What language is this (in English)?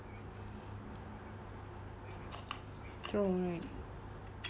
English